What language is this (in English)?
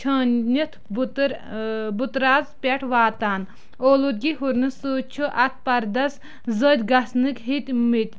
Kashmiri